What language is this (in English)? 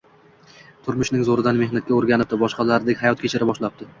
Uzbek